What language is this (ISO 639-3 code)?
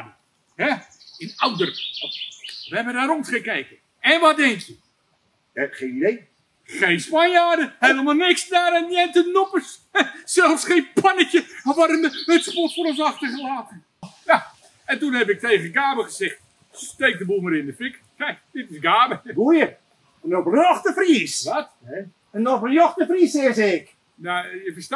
nld